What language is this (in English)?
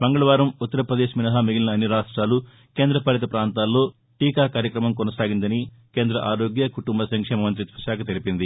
Telugu